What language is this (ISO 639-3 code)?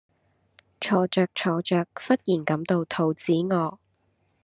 yue